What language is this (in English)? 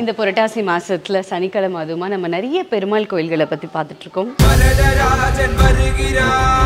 Tamil